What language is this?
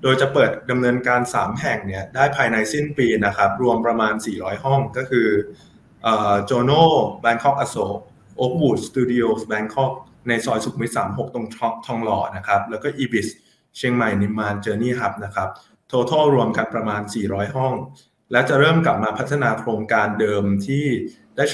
Thai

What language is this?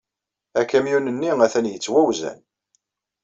Kabyle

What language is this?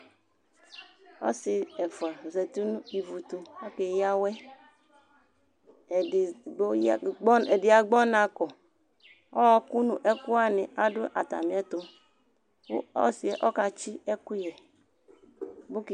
Ikposo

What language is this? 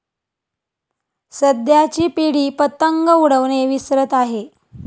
Marathi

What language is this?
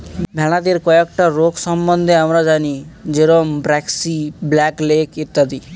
Bangla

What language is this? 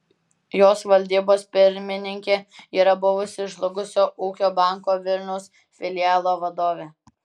Lithuanian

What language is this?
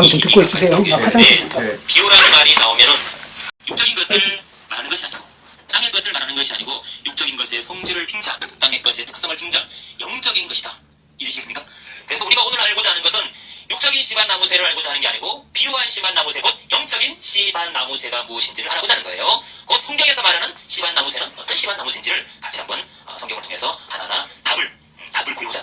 Korean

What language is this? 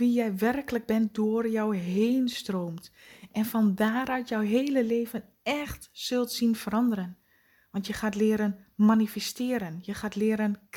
Dutch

